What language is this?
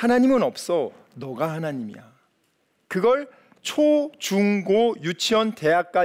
Korean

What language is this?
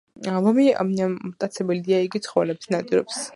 Georgian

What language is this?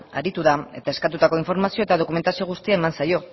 Basque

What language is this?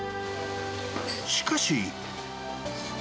Japanese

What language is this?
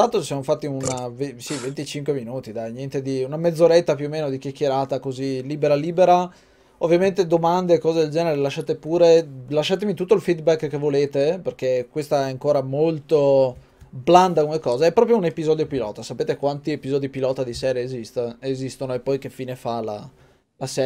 Italian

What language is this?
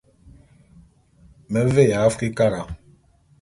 Bulu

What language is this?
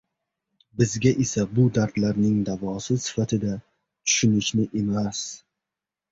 Uzbek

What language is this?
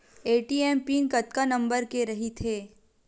Chhattisgarhi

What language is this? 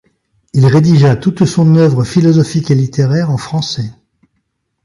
French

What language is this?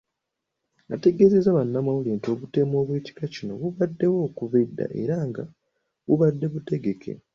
Ganda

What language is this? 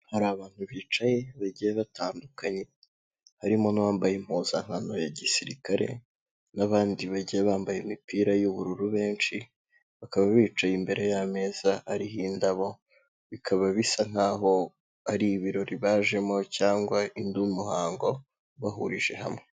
Kinyarwanda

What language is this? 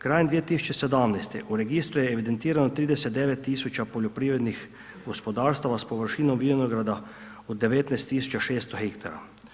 Croatian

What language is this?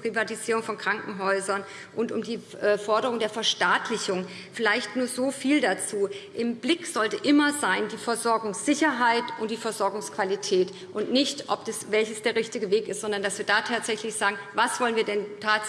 German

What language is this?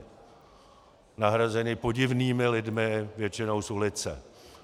Czech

